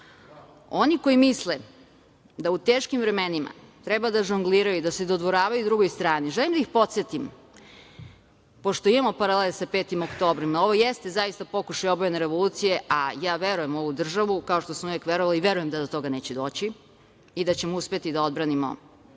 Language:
Serbian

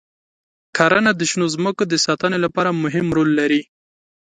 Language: Pashto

